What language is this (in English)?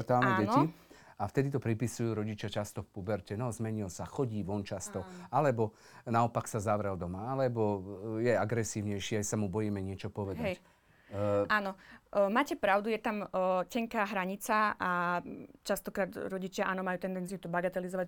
Slovak